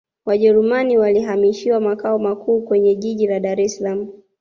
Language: Swahili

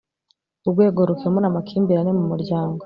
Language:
Kinyarwanda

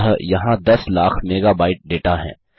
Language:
Hindi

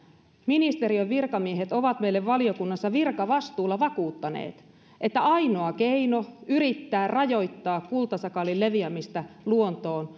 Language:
Finnish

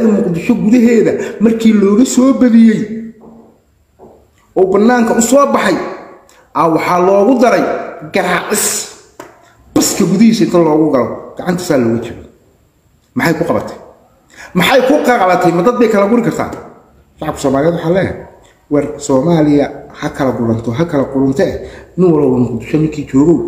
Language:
Arabic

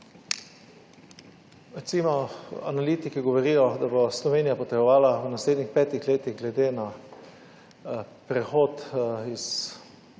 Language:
Slovenian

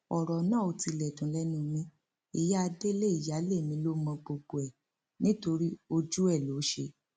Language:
Yoruba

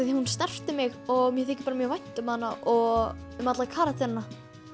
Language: Icelandic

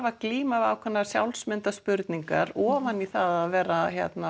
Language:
Icelandic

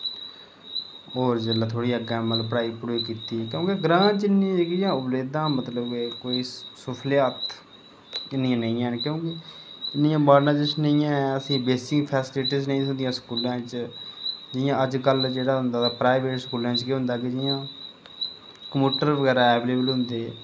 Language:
Dogri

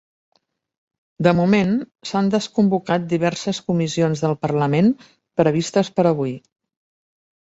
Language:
Catalan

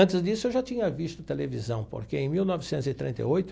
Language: Portuguese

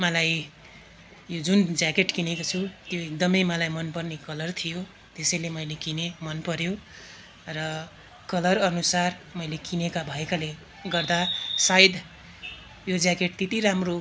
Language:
Nepali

